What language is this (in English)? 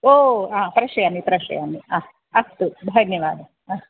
Sanskrit